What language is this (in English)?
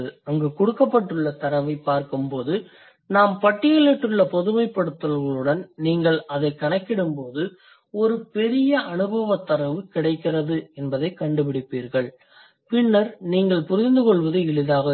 Tamil